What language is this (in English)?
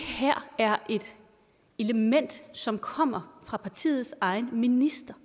Danish